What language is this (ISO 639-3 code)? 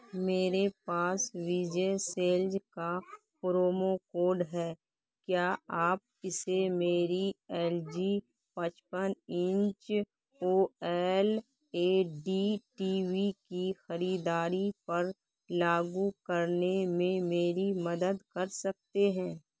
urd